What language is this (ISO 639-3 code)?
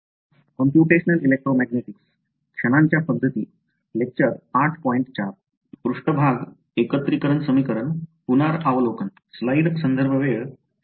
mar